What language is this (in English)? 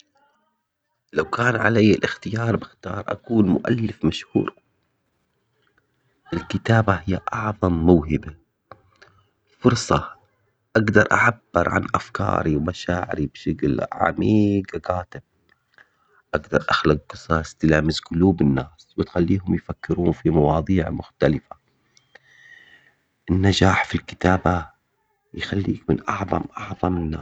Omani Arabic